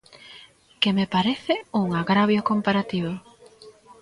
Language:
Galician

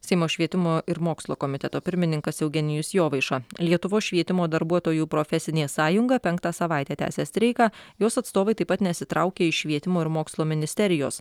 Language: Lithuanian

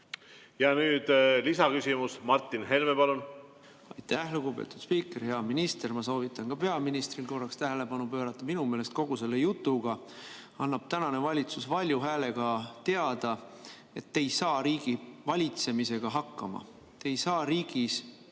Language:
Estonian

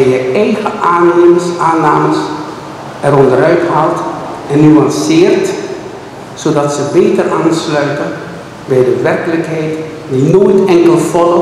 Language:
Dutch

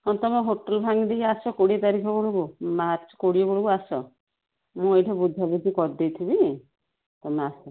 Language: Odia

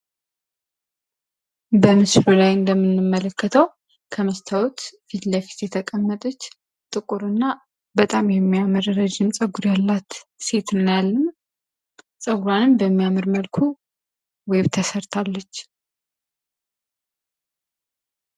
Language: Amharic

